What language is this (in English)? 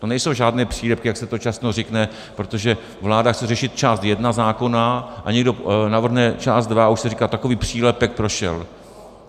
Czech